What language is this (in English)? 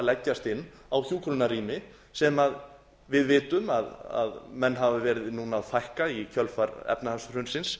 Icelandic